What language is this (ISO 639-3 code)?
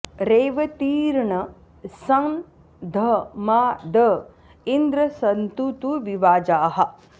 san